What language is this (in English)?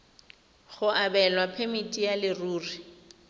Tswana